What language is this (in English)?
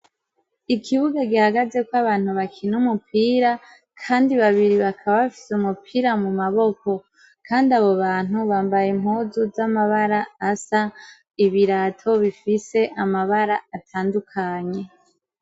Rundi